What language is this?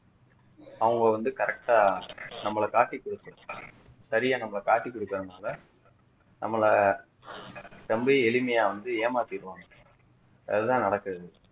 Tamil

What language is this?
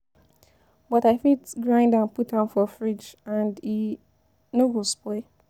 Nigerian Pidgin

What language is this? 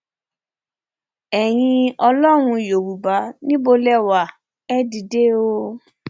Yoruba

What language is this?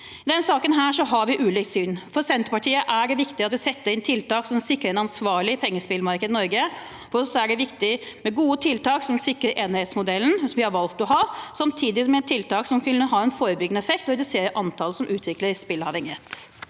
Norwegian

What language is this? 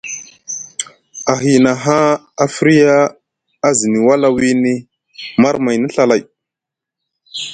Musgu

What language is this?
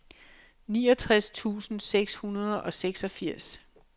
Danish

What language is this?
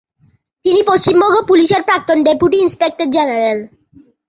Bangla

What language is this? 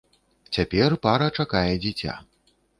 Belarusian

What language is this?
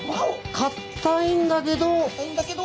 Japanese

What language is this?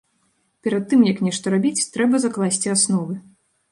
Belarusian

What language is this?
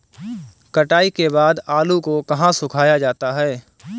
Hindi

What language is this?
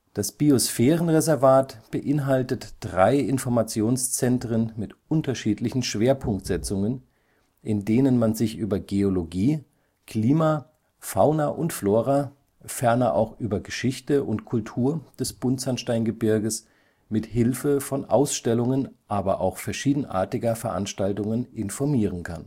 German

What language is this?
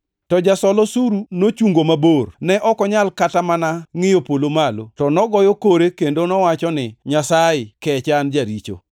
Luo (Kenya and Tanzania)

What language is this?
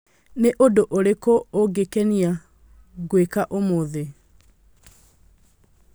Kikuyu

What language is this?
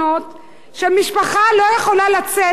Hebrew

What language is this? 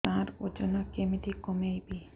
Odia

